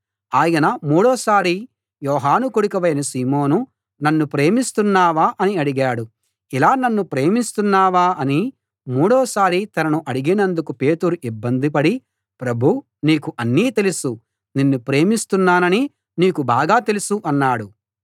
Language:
Telugu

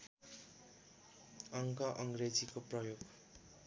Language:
Nepali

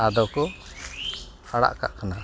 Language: Santali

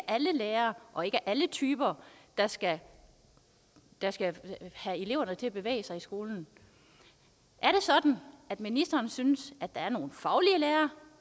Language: Danish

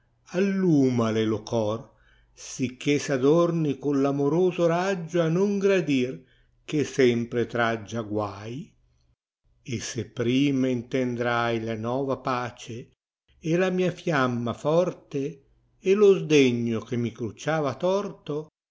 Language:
Italian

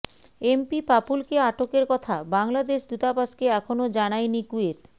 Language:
Bangla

